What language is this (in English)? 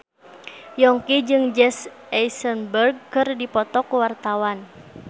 Sundanese